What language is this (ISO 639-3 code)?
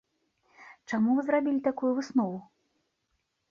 bel